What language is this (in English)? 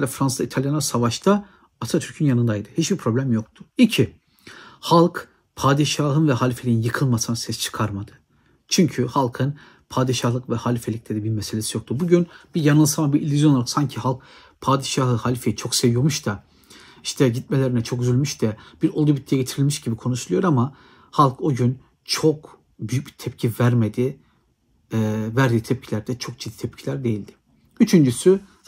Turkish